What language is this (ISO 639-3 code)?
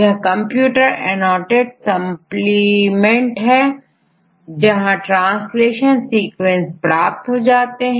hin